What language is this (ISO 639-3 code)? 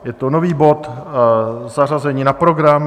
ces